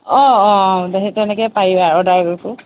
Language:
Assamese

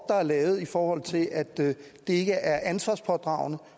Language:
Danish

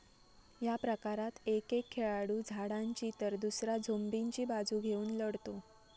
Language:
Marathi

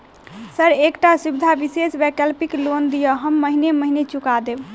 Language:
Maithili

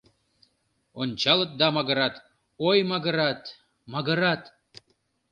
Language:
Mari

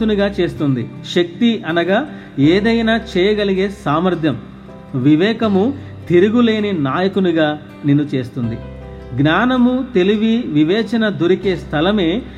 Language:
Telugu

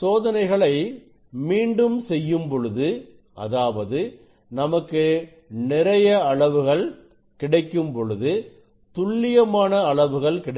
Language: Tamil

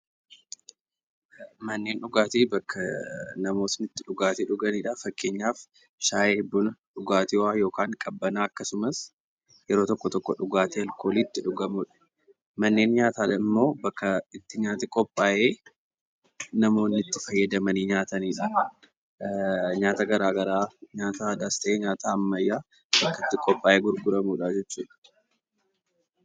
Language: Oromo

